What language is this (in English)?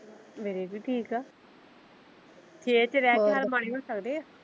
Punjabi